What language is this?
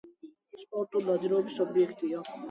Georgian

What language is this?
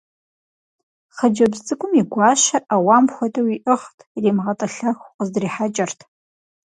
Kabardian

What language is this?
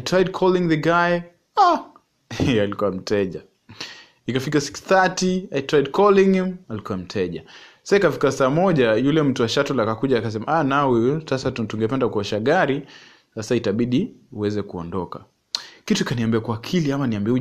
Swahili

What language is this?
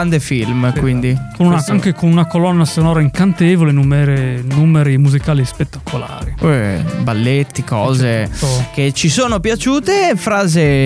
Italian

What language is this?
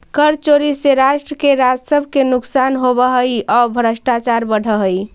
Magahi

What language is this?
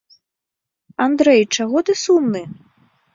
Belarusian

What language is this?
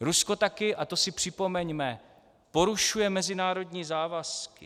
Czech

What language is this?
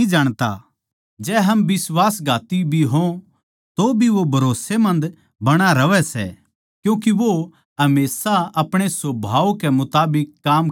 Haryanvi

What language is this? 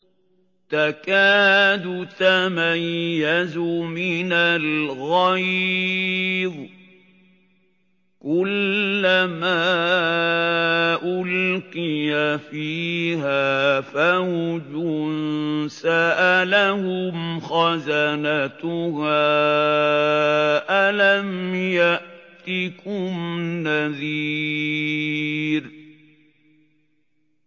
Arabic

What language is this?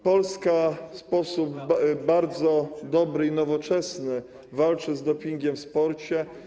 Polish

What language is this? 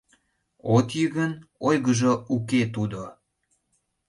Mari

